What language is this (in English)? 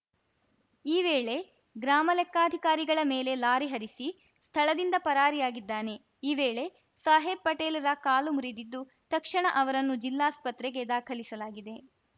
Kannada